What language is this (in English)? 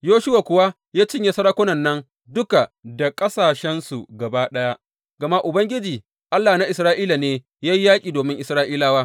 Hausa